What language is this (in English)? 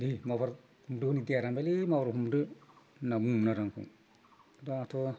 Bodo